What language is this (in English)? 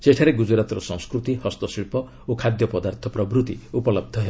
Odia